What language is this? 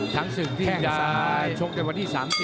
Thai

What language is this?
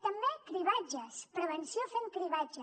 Catalan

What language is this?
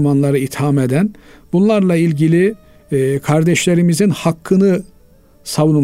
Turkish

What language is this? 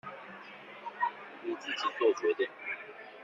Chinese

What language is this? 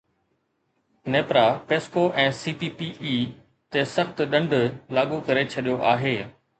Sindhi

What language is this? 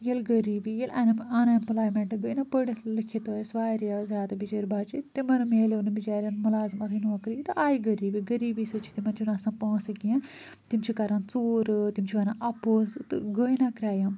Kashmiri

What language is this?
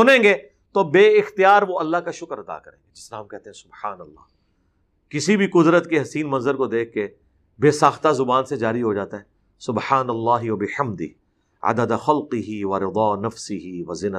Urdu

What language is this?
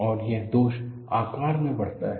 Hindi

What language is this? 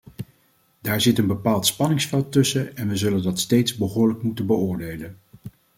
Dutch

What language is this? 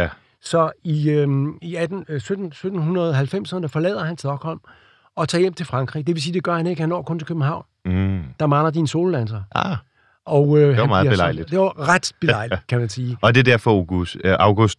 Danish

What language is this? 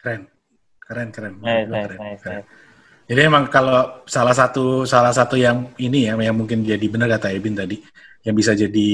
Indonesian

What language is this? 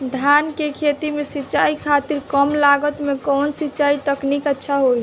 Bhojpuri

